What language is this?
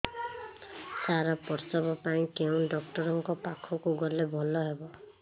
Odia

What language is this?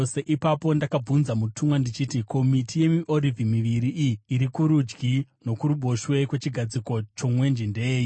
Shona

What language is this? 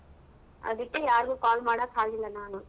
Kannada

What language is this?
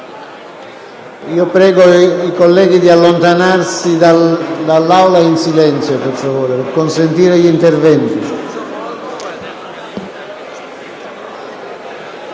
Italian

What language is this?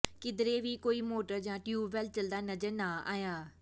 Punjabi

